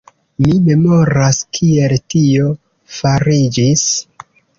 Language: Esperanto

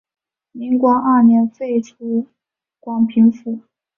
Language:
Chinese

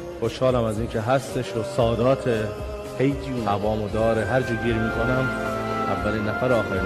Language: Persian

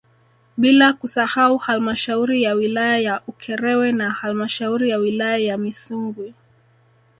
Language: Swahili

